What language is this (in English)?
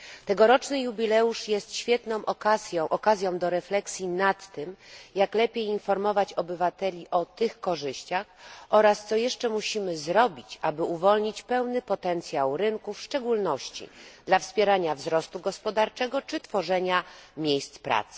Polish